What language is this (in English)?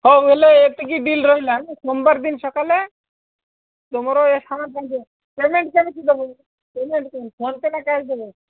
Odia